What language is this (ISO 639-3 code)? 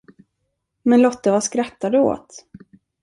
swe